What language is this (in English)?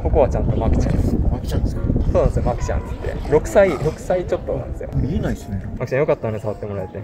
Japanese